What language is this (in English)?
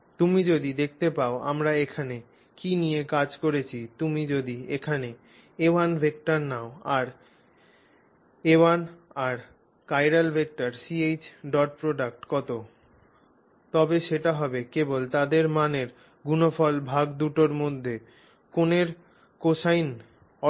Bangla